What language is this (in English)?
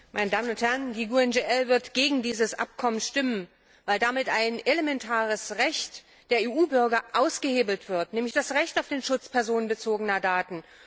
German